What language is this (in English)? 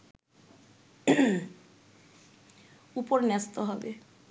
Bangla